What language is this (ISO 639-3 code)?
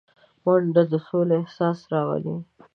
pus